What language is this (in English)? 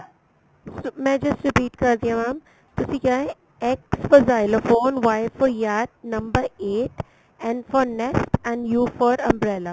Punjabi